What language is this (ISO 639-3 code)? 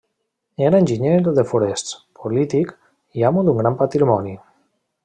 cat